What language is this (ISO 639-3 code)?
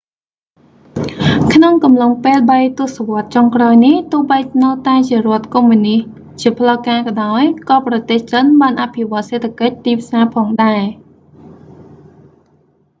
khm